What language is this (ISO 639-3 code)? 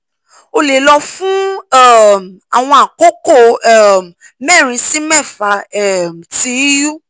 yor